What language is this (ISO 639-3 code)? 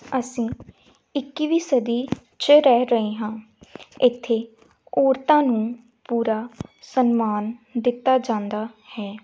pan